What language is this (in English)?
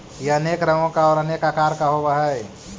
Magahi